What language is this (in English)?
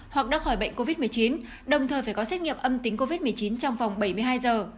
Vietnamese